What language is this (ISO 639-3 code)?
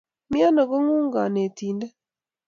kln